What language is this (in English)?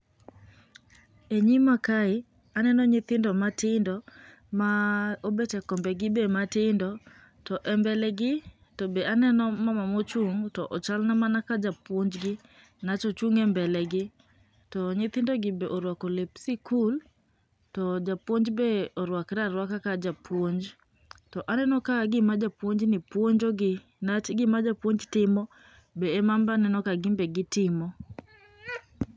Luo (Kenya and Tanzania)